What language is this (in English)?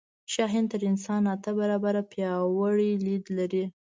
Pashto